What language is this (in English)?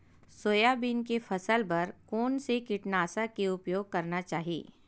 Chhattisgarhi